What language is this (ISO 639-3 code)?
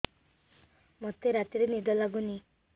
ori